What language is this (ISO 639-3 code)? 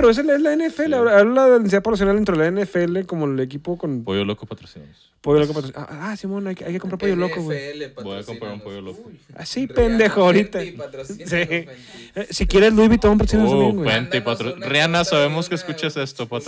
spa